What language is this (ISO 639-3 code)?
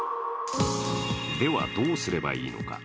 jpn